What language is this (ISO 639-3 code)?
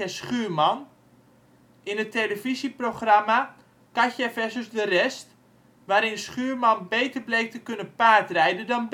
nld